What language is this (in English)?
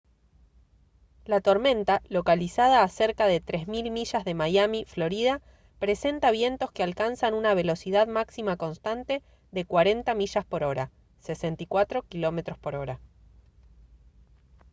Spanish